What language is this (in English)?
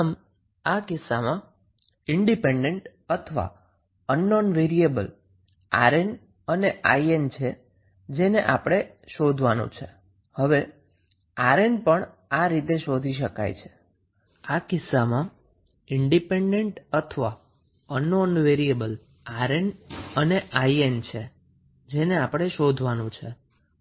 Gujarati